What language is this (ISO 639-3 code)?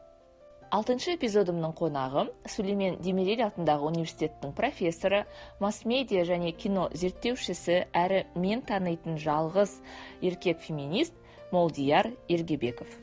kaz